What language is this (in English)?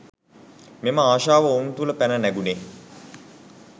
Sinhala